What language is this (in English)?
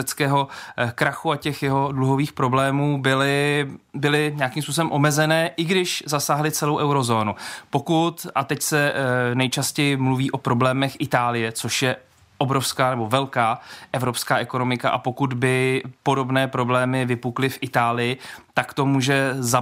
Czech